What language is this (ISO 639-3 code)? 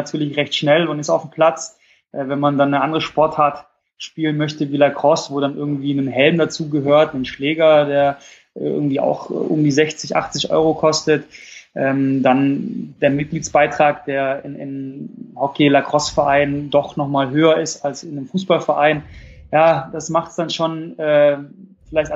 deu